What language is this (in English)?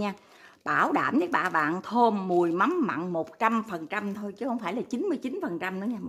Vietnamese